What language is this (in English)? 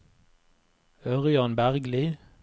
Norwegian